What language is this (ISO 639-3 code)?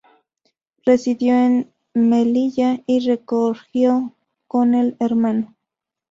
spa